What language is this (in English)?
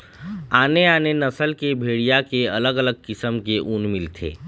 Chhattisgarhi